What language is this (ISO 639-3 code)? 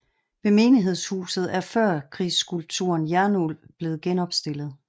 dan